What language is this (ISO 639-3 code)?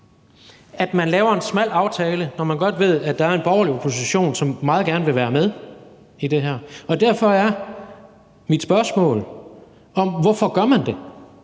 dan